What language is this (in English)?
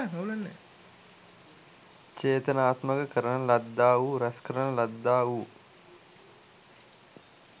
Sinhala